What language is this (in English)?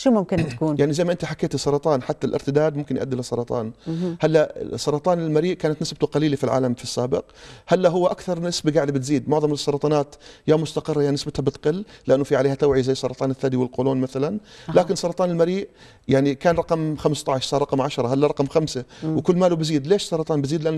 Arabic